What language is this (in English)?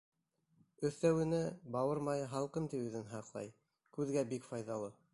Bashkir